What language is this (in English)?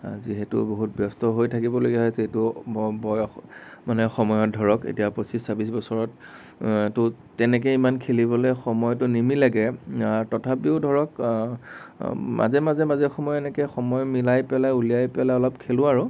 Assamese